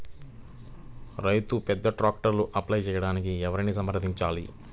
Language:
Telugu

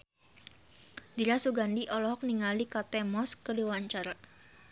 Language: Sundanese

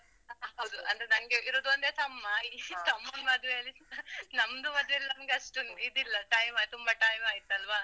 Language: Kannada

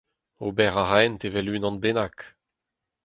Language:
Breton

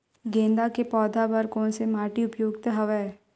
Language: Chhattisgarhi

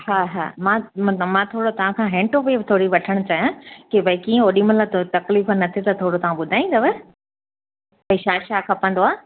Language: Sindhi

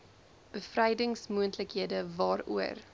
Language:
Afrikaans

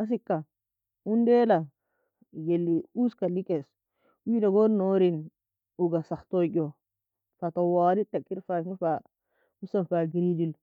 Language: Nobiin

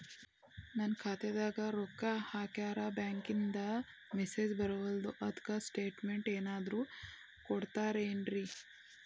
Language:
Kannada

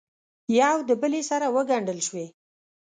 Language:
Pashto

